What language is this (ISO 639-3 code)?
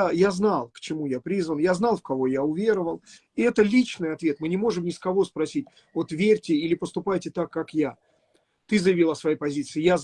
rus